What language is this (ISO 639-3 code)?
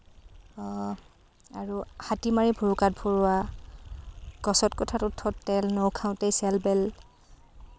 asm